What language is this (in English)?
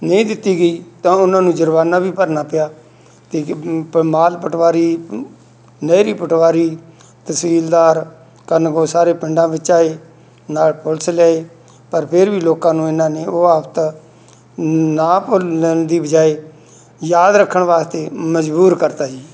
Punjabi